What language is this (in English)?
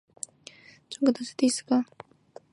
Chinese